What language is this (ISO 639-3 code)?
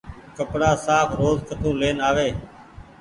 gig